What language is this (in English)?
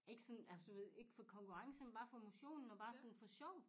Danish